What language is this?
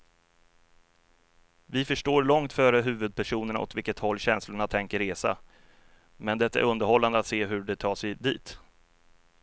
Swedish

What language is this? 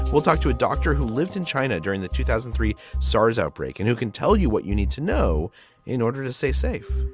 English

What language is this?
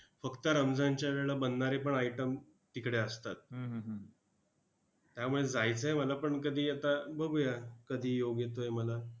Marathi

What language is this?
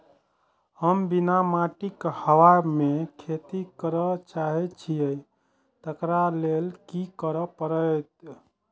Maithili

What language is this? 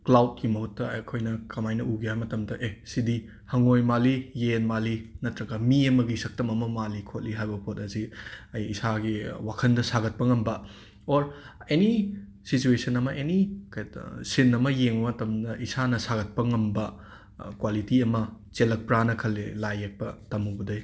Manipuri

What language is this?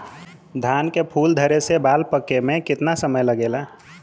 Bhojpuri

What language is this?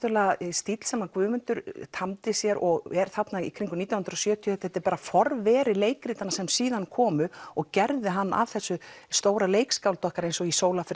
Icelandic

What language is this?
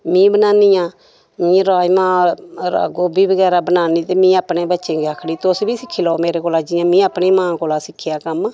Dogri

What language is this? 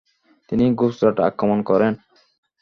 Bangla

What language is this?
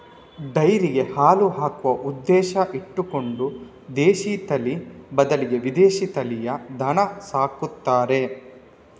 Kannada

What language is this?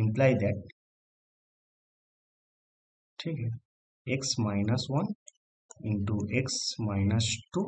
Hindi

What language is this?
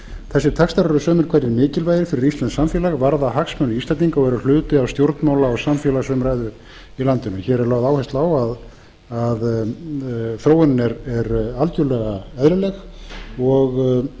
Icelandic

